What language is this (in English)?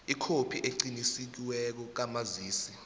South Ndebele